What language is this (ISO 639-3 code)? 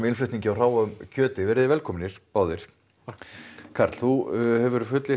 isl